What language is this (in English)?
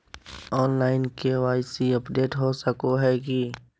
Magahi